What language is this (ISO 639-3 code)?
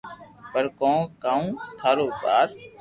lrk